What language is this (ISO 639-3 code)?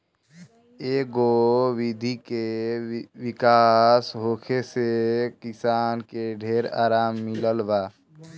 bho